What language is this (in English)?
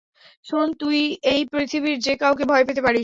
Bangla